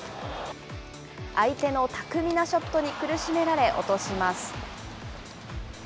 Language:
Japanese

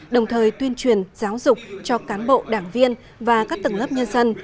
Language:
Vietnamese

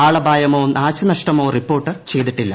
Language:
Malayalam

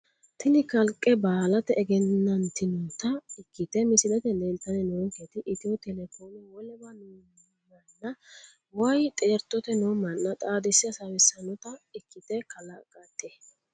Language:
Sidamo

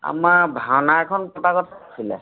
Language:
Assamese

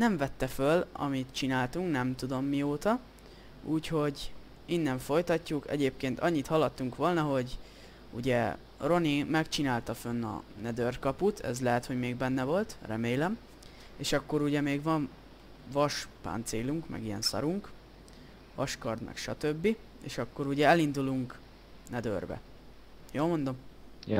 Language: Hungarian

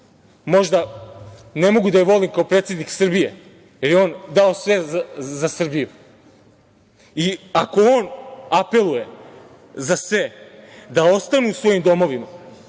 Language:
Serbian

